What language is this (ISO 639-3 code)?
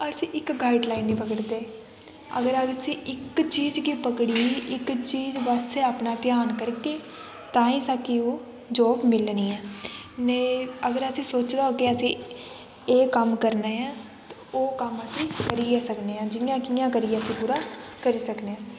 doi